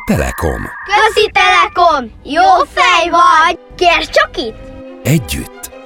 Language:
Hungarian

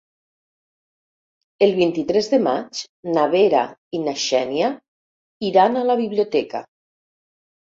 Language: Catalan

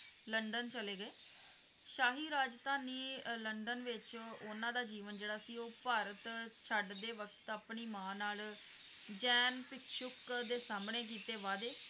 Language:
Punjabi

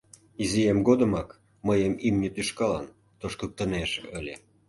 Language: Mari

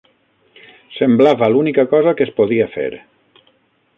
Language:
Catalan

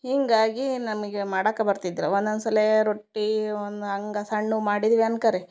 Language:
Kannada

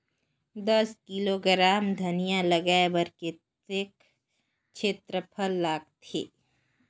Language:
Chhattisgarhi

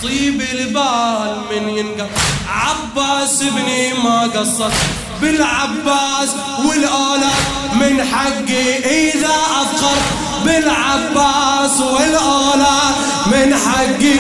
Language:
Arabic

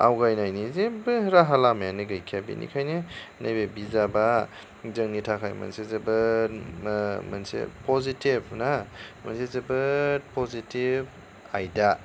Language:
Bodo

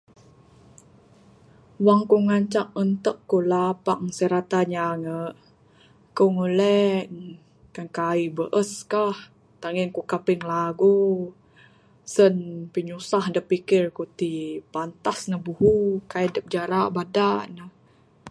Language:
Bukar-Sadung Bidayuh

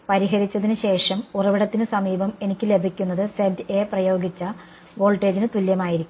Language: Malayalam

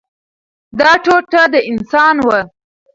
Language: Pashto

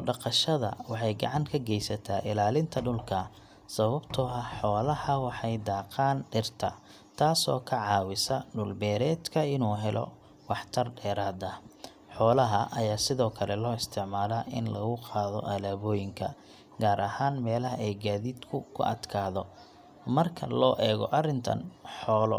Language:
Somali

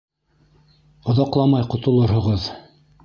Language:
Bashkir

